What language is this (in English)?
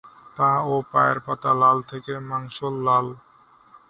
Bangla